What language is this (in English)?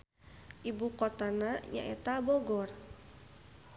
Sundanese